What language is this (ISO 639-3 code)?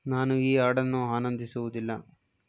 kan